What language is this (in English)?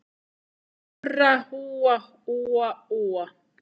Icelandic